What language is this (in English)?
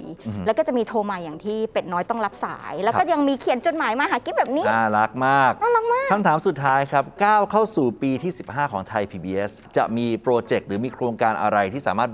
Thai